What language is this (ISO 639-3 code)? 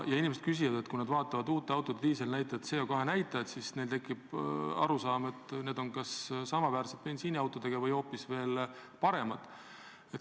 est